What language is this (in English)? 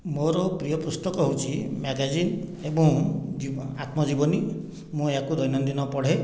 Odia